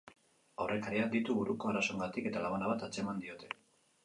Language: Basque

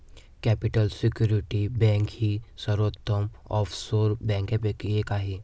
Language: Marathi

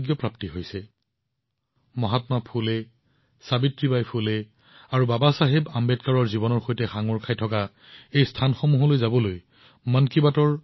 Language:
Assamese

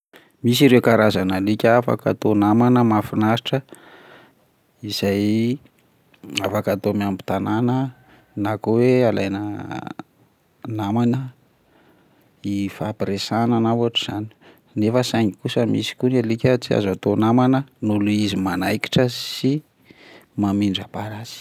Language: Malagasy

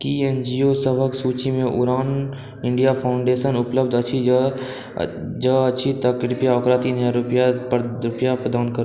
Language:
Maithili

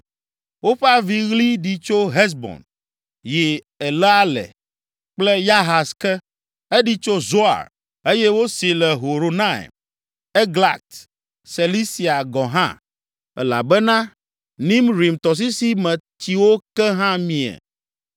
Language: Ewe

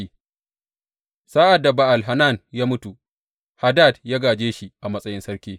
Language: Hausa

